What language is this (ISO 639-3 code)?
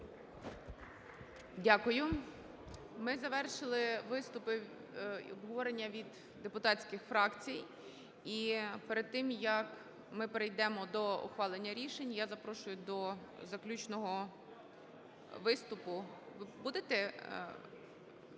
ukr